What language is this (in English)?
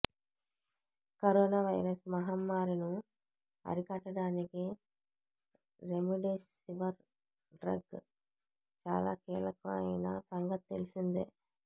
Telugu